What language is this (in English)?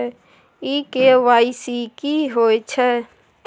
Maithili